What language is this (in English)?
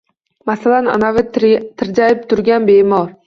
Uzbek